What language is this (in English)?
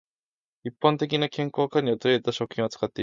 Japanese